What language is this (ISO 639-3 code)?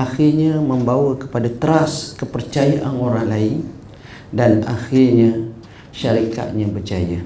msa